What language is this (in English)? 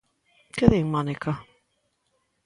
Galician